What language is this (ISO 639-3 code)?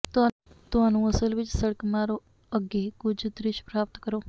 pan